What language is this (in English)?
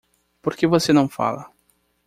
Portuguese